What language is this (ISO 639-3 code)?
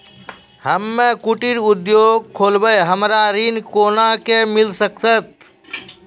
mai